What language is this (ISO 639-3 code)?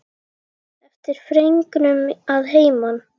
isl